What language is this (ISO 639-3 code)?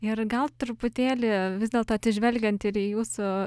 lit